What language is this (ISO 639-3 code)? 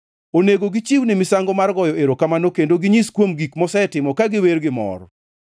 luo